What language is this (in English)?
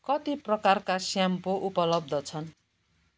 Nepali